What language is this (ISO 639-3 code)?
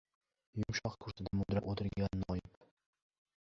uzb